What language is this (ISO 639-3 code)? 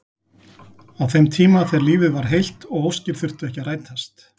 isl